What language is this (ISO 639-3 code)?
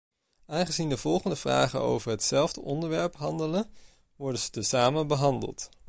nld